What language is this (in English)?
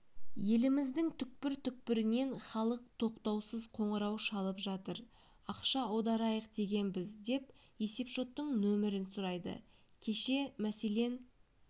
Kazakh